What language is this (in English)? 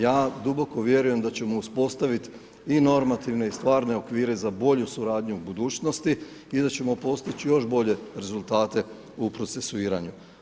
Croatian